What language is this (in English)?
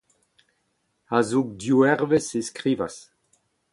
Breton